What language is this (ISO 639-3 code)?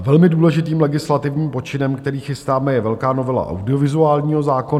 ces